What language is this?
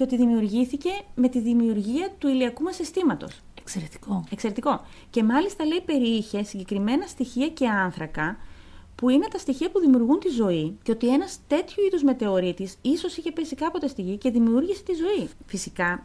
Greek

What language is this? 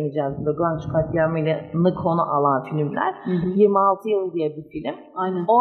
Turkish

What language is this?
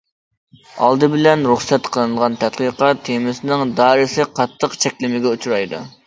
Uyghur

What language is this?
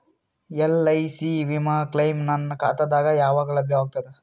Kannada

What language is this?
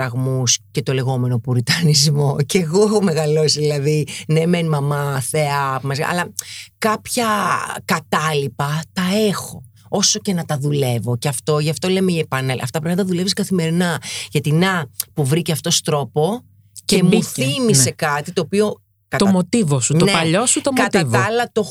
Greek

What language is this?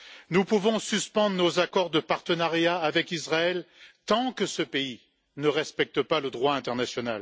French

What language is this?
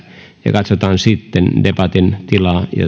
Finnish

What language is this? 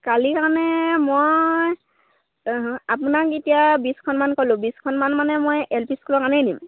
Assamese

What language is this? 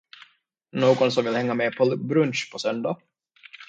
Swedish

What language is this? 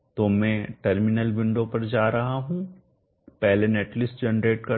Hindi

